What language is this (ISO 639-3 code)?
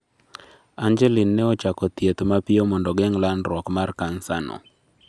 luo